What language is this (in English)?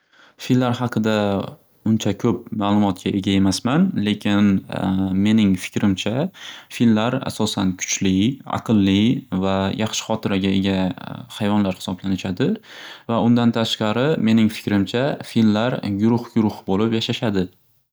Uzbek